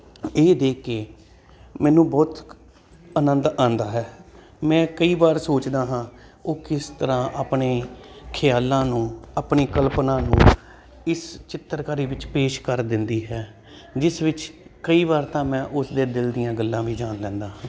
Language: Punjabi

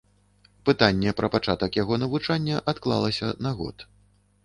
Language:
Belarusian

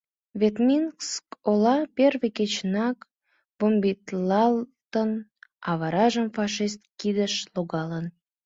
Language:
Mari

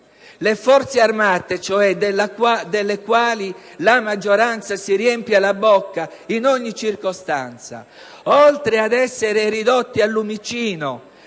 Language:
Italian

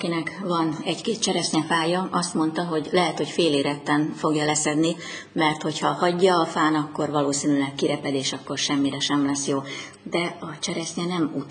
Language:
Hungarian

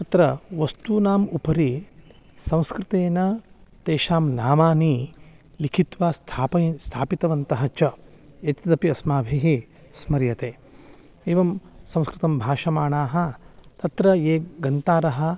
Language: Sanskrit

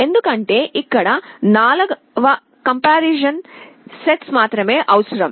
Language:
Telugu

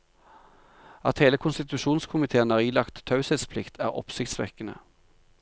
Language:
Norwegian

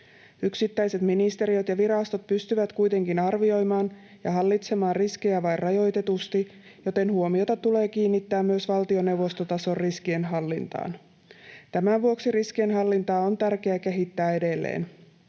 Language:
Finnish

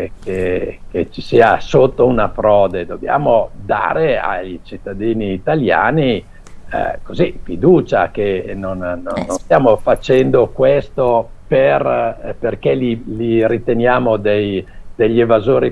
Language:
Italian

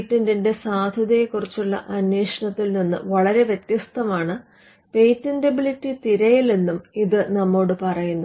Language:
Malayalam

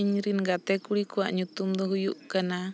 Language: Santali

